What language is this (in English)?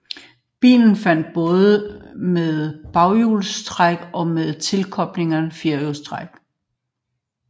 Danish